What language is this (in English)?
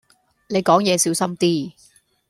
Cantonese